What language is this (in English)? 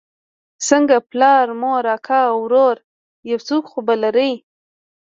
Pashto